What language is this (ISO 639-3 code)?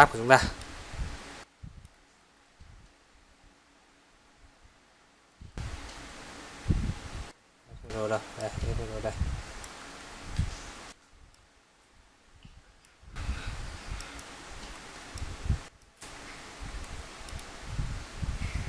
vie